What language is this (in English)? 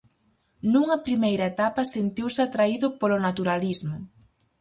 Galician